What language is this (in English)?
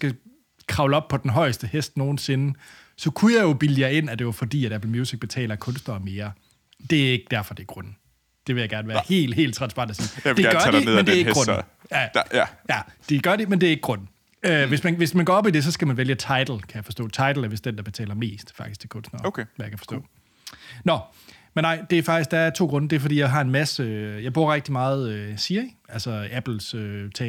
Danish